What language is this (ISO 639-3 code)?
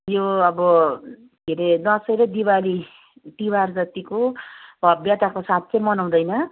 nep